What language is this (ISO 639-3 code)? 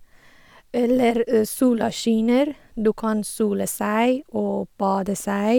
nor